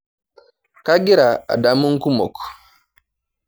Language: Masai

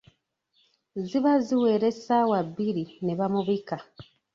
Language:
Ganda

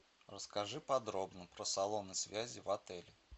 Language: Russian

